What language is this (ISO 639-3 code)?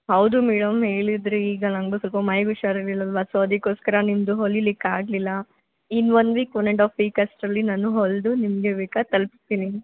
kan